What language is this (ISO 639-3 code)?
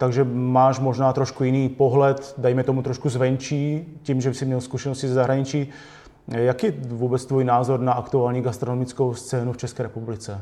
ces